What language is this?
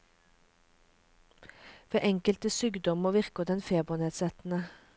Norwegian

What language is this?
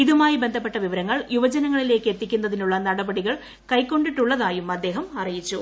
Malayalam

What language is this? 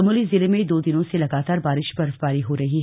Hindi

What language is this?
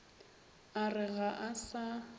Northern Sotho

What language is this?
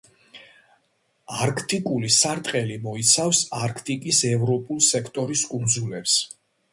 Georgian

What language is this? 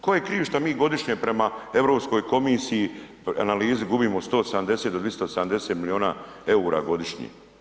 Croatian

